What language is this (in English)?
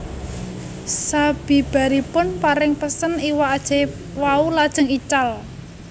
Javanese